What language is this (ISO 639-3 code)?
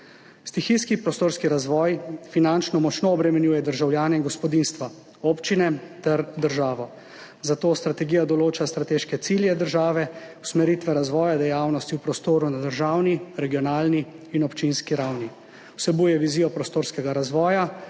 slv